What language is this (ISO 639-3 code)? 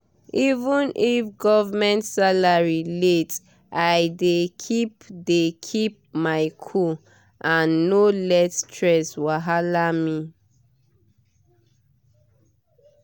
pcm